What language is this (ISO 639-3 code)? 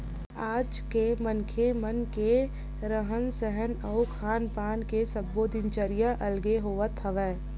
hne